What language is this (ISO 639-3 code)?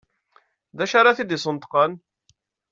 kab